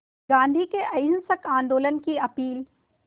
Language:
Hindi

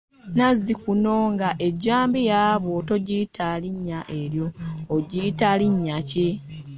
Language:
Ganda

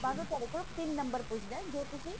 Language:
Punjabi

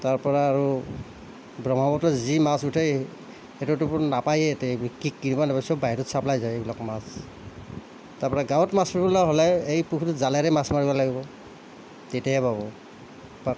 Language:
Assamese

